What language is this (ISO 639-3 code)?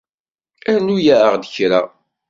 kab